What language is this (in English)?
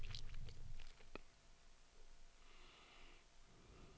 Danish